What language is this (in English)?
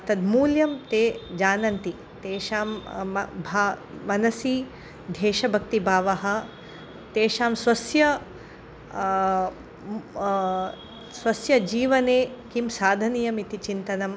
Sanskrit